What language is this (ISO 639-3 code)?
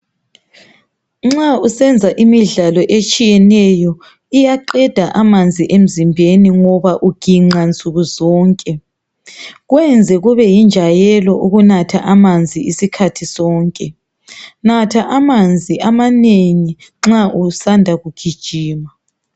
nde